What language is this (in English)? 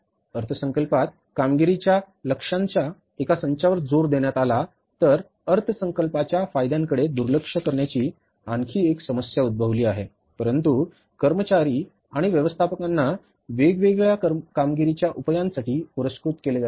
Marathi